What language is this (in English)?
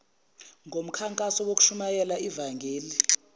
Zulu